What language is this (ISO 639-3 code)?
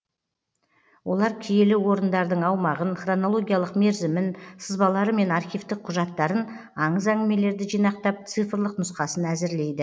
kaz